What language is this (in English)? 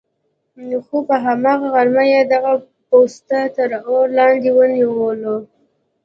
Pashto